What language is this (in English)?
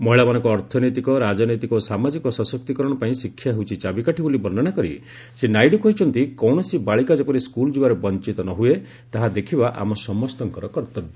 Odia